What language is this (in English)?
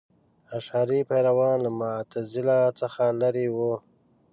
Pashto